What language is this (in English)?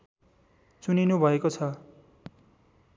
Nepali